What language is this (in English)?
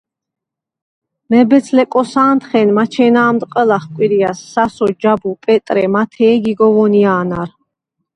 Svan